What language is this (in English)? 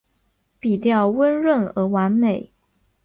Chinese